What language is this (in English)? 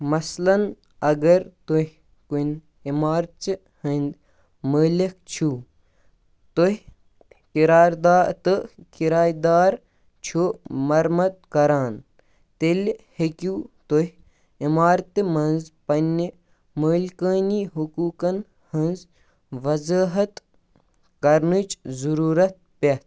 Kashmiri